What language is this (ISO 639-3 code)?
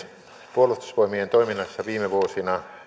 fin